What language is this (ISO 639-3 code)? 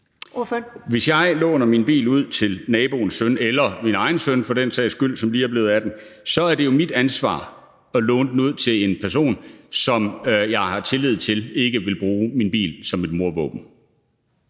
dan